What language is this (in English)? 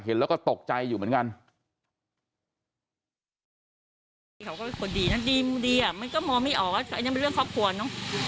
Thai